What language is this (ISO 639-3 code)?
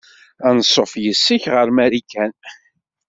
kab